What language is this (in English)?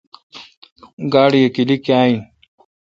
Kalkoti